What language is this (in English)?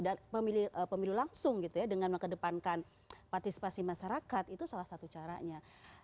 Indonesian